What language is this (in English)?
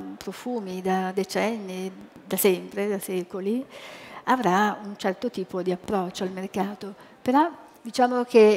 Italian